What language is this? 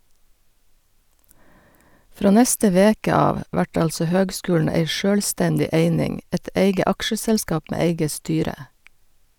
Norwegian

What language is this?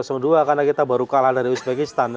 Indonesian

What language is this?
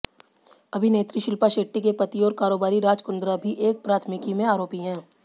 Hindi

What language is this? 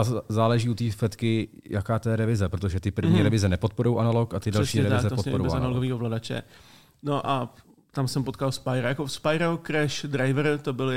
Czech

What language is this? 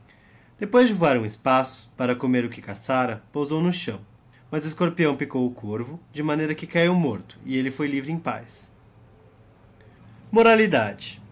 Portuguese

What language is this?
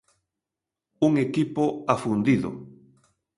Galician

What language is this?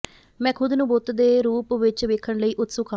Punjabi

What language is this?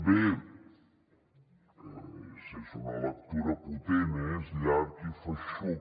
Catalan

